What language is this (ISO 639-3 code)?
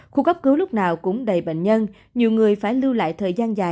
vie